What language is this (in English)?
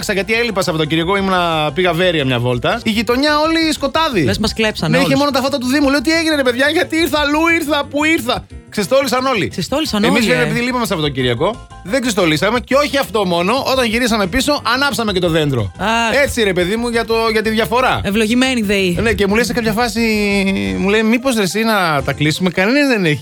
Greek